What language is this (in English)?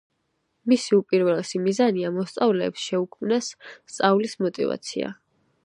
Georgian